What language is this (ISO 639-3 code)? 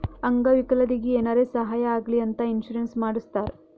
kan